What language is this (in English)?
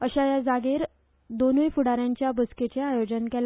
Konkani